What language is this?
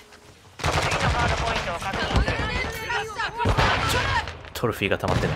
Japanese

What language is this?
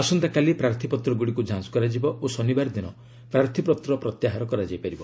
Odia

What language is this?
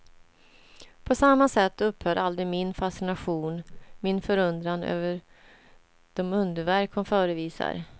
Swedish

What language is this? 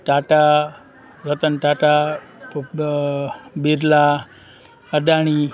Sindhi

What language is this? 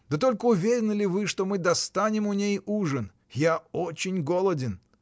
Russian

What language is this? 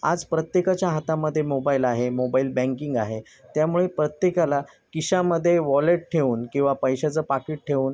Marathi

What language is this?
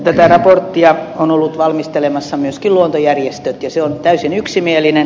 Finnish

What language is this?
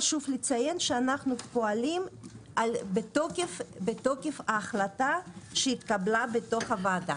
Hebrew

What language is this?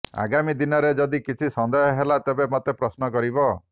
Odia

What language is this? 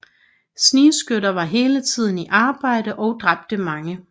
Danish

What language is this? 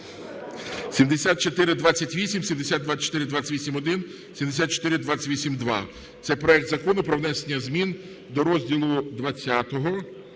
Ukrainian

